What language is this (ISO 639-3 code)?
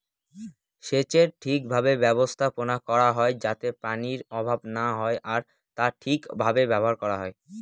ben